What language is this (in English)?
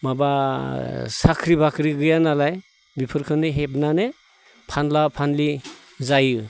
Bodo